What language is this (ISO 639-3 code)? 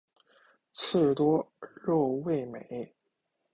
zho